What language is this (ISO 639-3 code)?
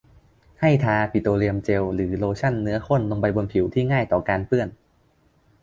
tha